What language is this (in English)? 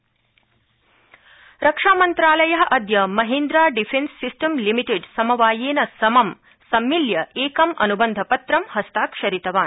Sanskrit